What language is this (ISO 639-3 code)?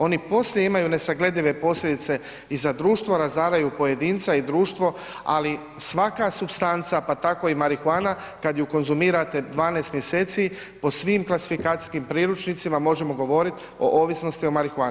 hrv